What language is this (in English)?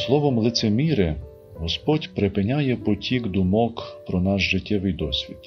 Ukrainian